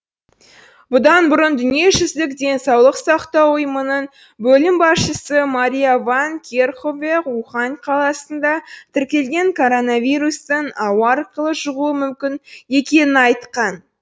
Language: Kazakh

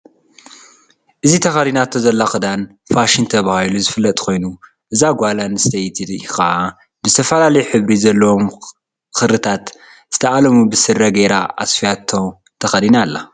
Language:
Tigrinya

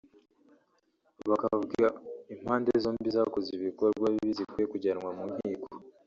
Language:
Kinyarwanda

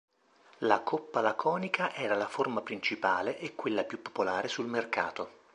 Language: Italian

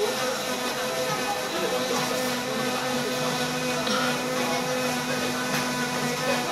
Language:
Korean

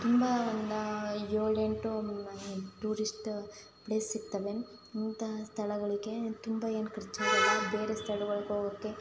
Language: Kannada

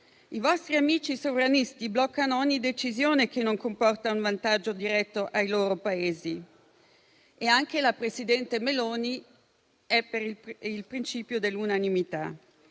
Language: Italian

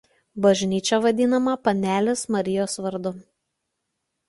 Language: Lithuanian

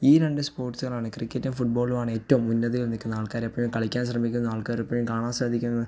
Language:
Malayalam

